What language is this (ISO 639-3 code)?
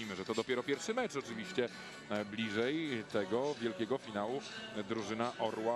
pol